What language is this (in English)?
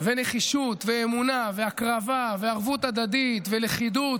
Hebrew